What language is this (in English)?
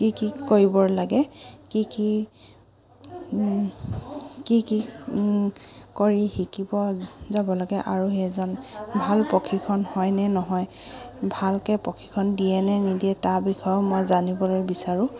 Assamese